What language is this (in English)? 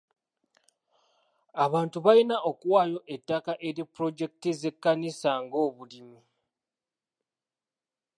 Ganda